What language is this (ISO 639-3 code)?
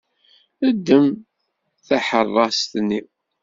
kab